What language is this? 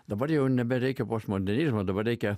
Lithuanian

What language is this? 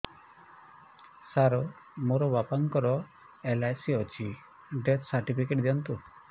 Odia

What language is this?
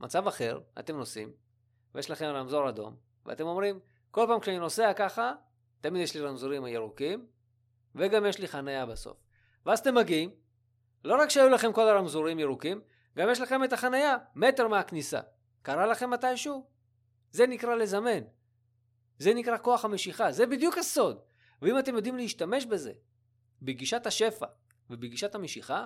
Hebrew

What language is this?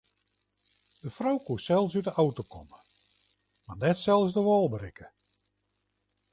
Western Frisian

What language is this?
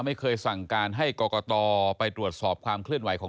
Thai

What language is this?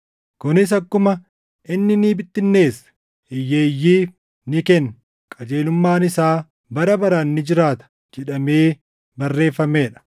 Oromo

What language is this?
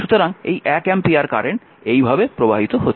Bangla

